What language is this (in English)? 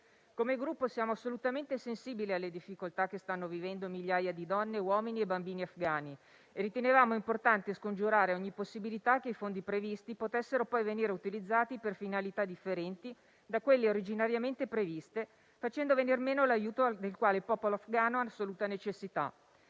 Italian